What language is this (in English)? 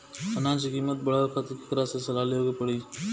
Bhojpuri